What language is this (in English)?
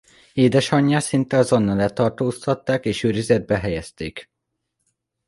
Hungarian